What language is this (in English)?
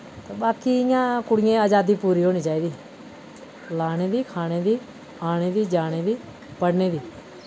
Dogri